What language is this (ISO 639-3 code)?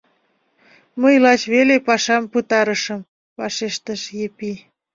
chm